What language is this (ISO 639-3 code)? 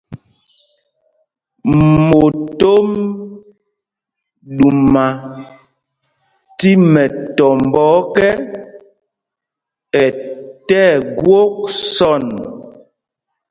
mgg